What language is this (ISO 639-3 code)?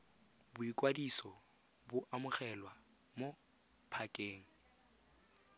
tsn